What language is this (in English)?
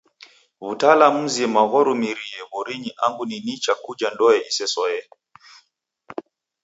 Taita